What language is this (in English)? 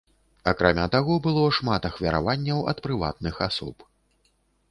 Belarusian